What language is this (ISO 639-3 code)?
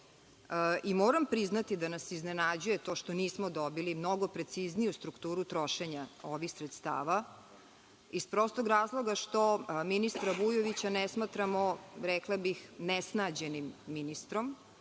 srp